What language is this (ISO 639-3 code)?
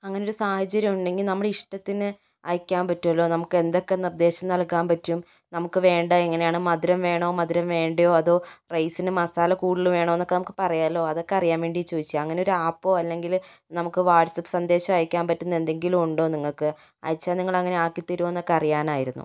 mal